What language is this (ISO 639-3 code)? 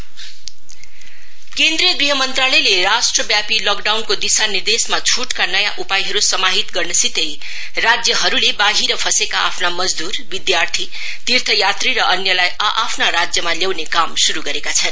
nep